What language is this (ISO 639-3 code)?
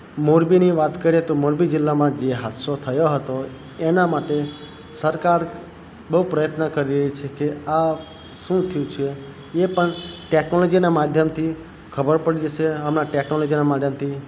guj